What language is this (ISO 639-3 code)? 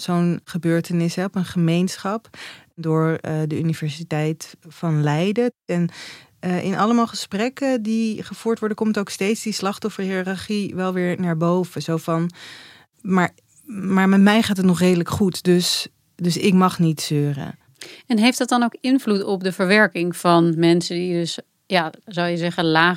nld